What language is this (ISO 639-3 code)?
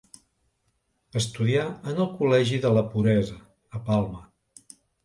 cat